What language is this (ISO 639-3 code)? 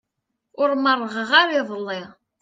kab